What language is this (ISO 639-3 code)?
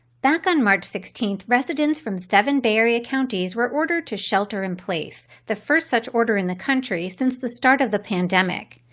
eng